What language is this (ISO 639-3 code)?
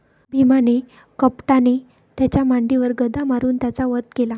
mar